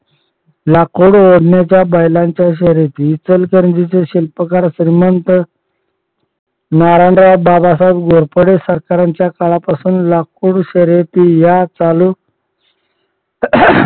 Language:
Marathi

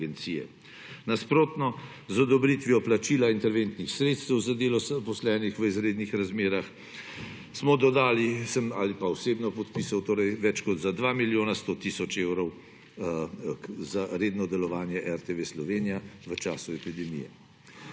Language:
Slovenian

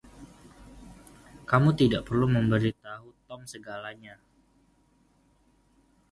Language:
Indonesian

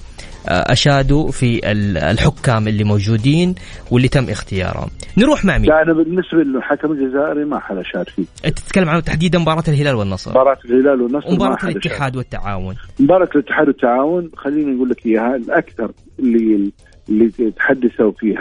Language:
Arabic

